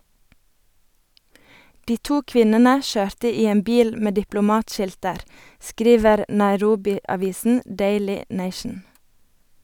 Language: Norwegian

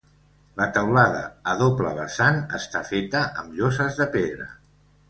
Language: Catalan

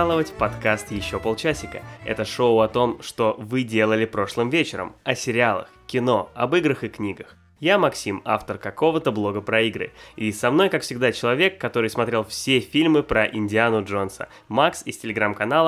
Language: Russian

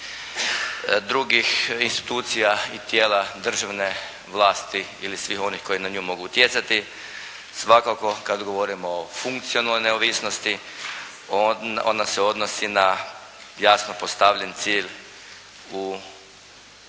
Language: Croatian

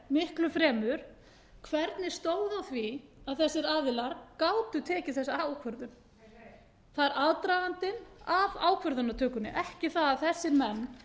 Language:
Icelandic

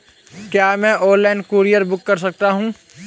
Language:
Hindi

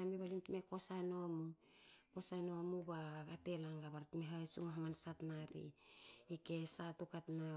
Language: Hakö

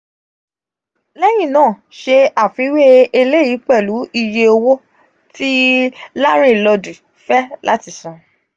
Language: Yoruba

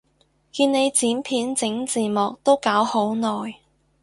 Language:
Cantonese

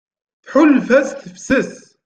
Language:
Kabyle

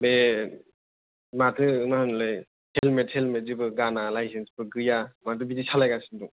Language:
Bodo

